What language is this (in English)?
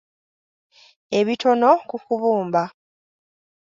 Ganda